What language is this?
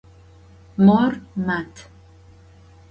Adyghe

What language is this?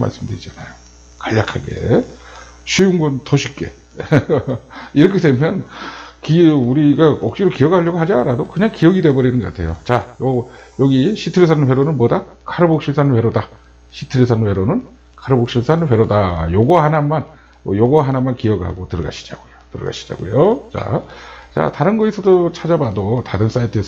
Korean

